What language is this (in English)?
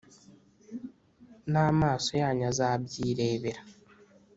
Kinyarwanda